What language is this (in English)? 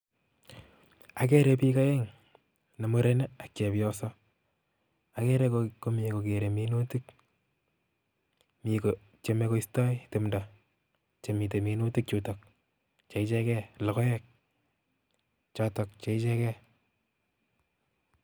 Kalenjin